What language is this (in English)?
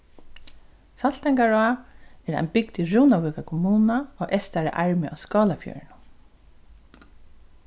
Faroese